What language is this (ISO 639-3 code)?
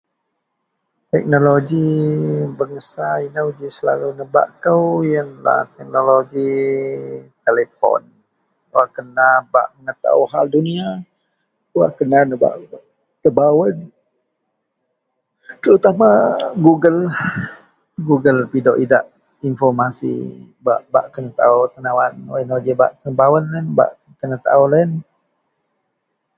mel